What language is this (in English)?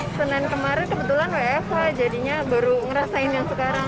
Indonesian